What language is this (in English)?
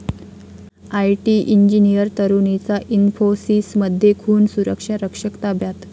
Marathi